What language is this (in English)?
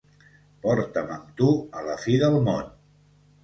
Catalan